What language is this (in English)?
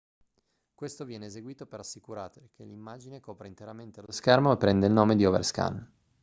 Italian